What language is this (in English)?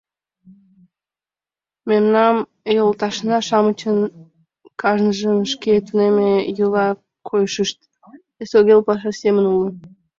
Mari